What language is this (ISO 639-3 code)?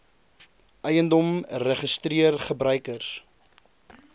afr